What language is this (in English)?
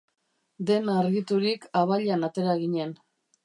Basque